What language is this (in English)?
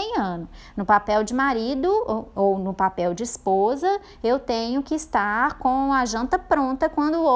Portuguese